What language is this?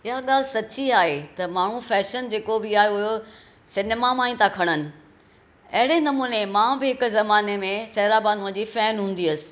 Sindhi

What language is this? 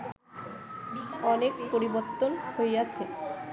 Bangla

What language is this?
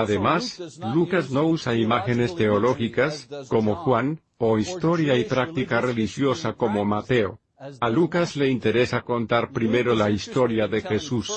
Spanish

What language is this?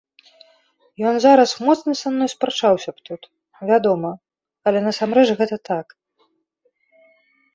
Belarusian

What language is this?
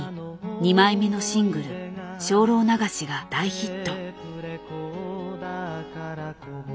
Japanese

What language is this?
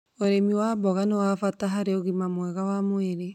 Kikuyu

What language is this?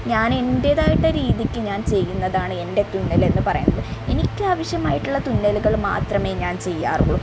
Malayalam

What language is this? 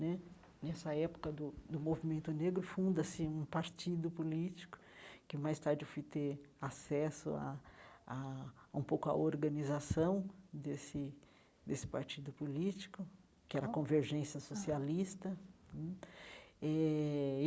Portuguese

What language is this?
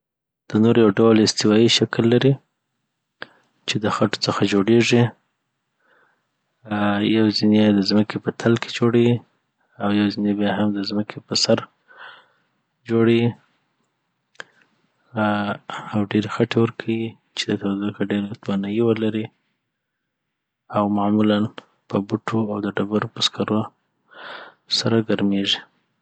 Southern Pashto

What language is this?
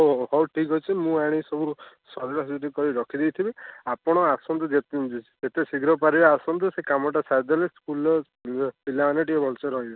Odia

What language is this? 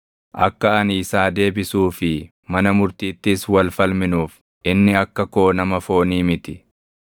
Oromo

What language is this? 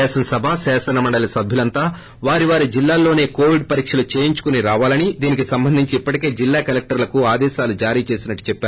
Telugu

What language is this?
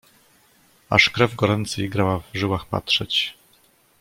Polish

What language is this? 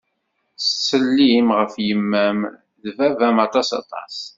Kabyle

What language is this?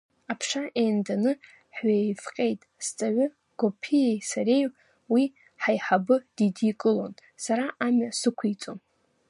Abkhazian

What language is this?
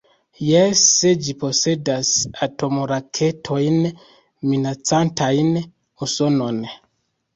Esperanto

